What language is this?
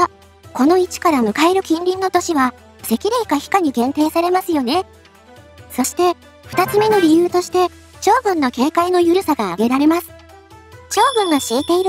Japanese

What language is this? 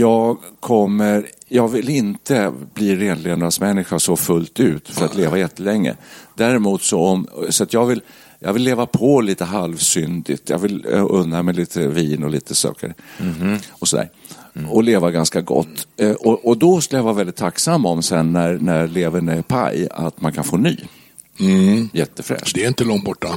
Swedish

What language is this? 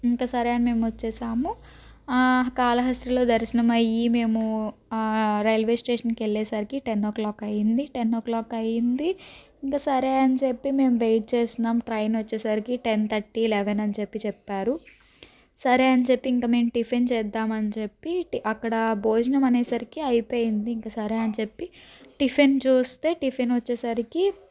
Telugu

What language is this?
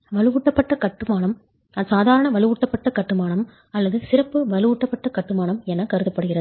Tamil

